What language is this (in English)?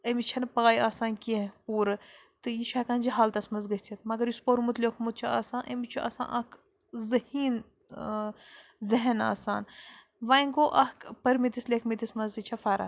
Kashmiri